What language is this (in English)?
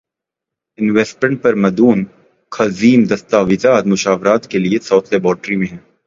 Urdu